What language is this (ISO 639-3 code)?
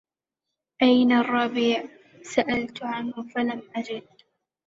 ara